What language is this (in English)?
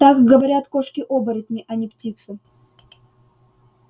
Russian